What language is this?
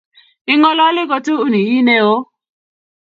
Kalenjin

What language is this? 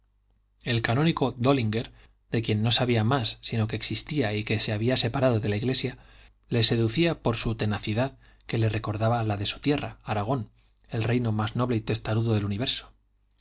Spanish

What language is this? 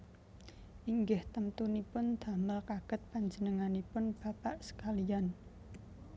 Javanese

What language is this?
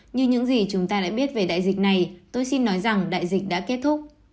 Vietnamese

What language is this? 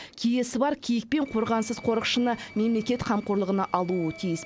Kazakh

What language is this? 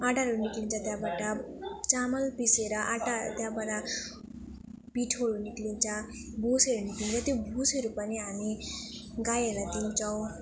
Nepali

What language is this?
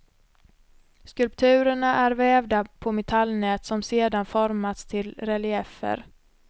Swedish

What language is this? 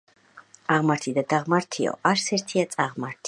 Georgian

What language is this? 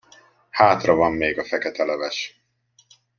Hungarian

